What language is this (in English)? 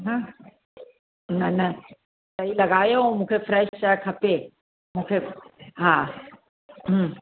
Sindhi